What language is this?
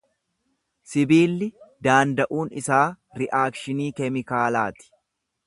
Oromo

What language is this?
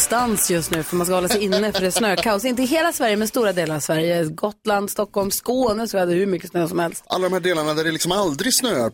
Swedish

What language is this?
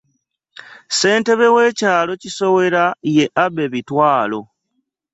Ganda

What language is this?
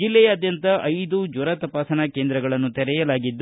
Kannada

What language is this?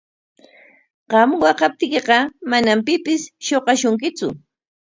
Corongo Ancash Quechua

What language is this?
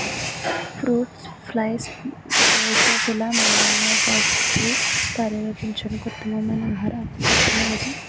Telugu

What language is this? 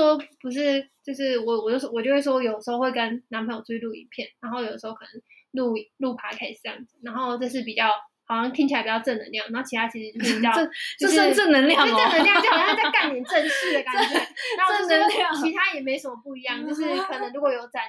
Chinese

